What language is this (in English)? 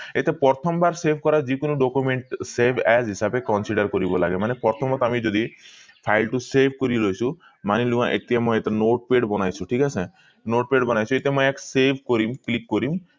Assamese